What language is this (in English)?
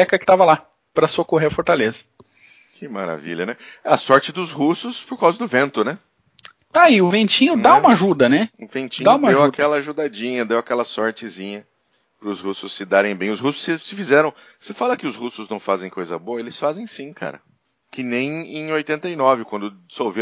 Portuguese